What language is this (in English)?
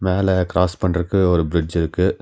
Tamil